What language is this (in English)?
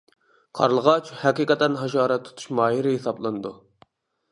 Uyghur